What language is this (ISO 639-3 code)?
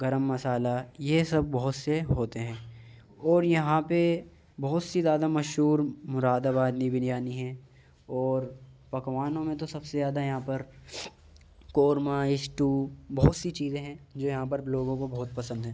urd